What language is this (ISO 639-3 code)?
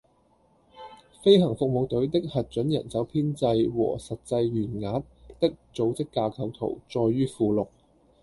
yue